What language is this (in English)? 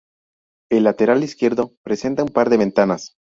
Spanish